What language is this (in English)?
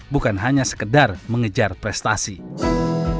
Indonesian